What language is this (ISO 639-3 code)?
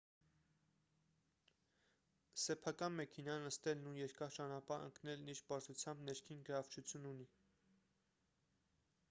hye